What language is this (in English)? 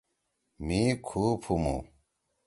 Torwali